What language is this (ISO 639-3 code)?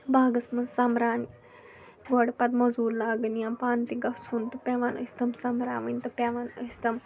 kas